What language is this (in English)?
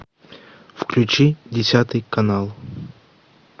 Russian